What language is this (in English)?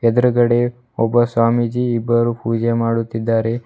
Kannada